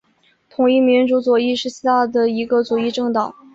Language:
Chinese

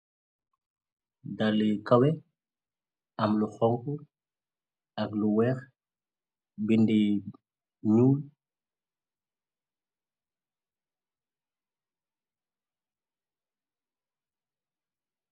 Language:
Wolof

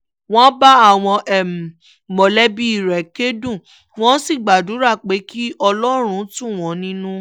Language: Yoruba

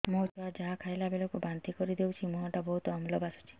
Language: Odia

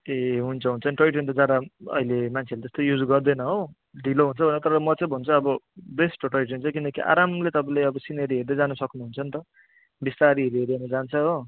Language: Nepali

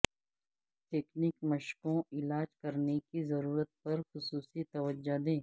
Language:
Urdu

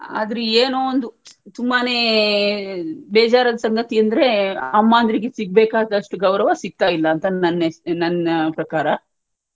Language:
Kannada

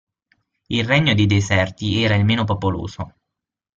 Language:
Italian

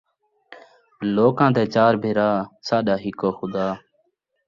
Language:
Saraiki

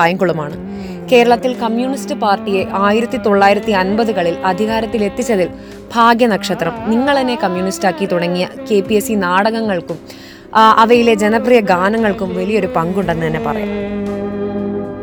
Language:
Malayalam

